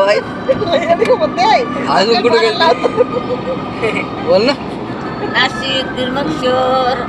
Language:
Indonesian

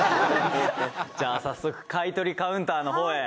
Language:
Japanese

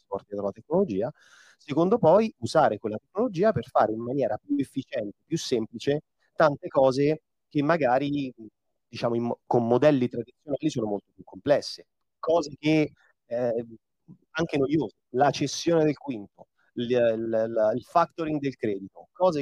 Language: Italian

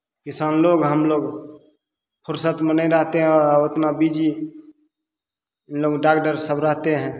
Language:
Maithili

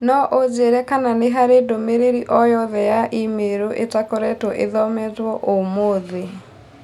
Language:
Kikuyu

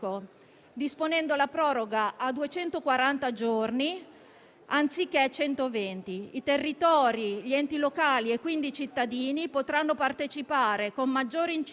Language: Italian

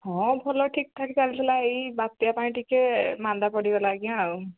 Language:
Odia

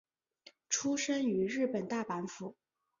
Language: Chinese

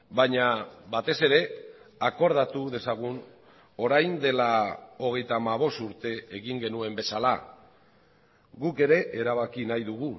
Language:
Basque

